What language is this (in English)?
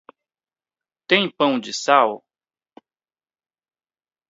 Portuguese